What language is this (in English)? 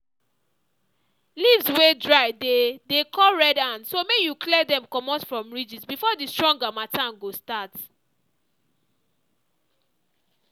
Nigerian Pidgin